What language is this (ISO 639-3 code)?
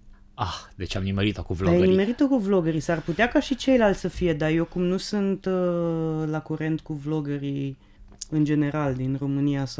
ron